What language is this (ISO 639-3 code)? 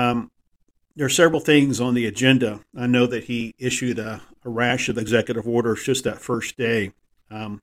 eng